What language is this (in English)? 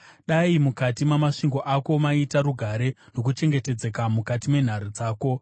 Shona